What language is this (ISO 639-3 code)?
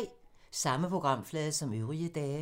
dan